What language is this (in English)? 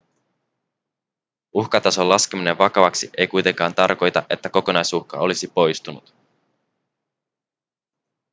Finnish